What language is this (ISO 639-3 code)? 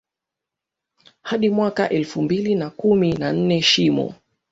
swa